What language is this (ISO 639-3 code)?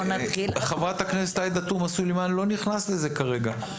heb